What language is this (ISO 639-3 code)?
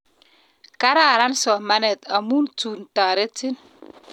kln